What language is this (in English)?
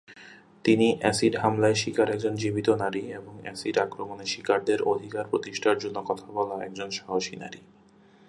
Bangla